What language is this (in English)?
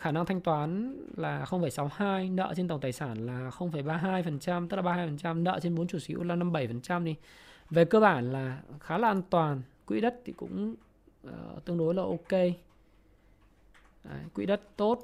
Vietnamese